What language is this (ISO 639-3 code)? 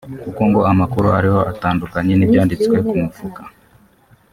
kin